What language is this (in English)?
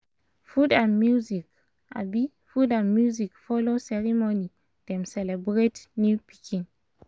Nigerian Pidgin